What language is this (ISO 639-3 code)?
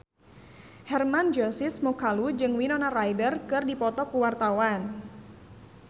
sun